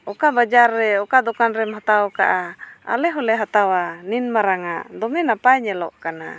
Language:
Santali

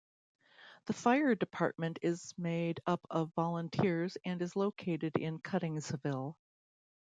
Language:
English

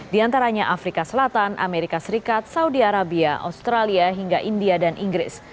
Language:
Indonesian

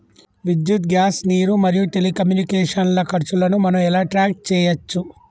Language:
Telugu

